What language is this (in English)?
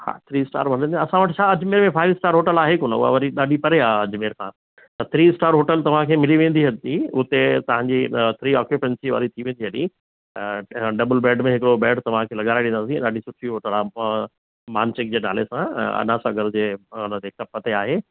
Sindhi